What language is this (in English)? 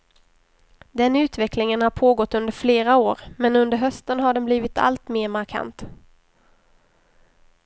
Swedish